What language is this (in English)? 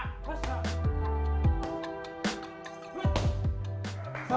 Indonesian